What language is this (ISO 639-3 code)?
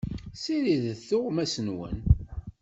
kab